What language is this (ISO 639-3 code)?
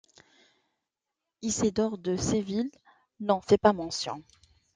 fra